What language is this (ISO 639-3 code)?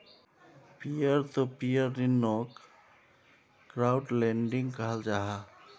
mag